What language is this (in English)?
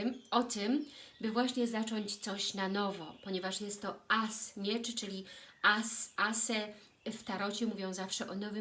Polish